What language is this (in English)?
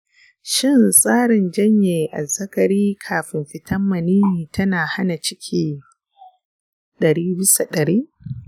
Hausa